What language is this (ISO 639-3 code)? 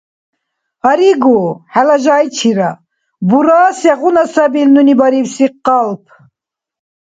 dar